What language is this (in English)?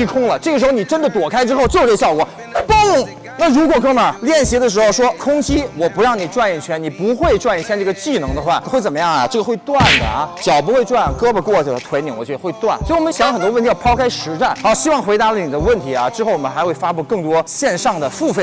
Chinese